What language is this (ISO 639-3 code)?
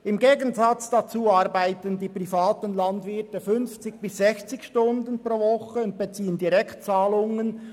gsw